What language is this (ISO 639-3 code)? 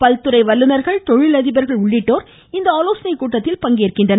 tam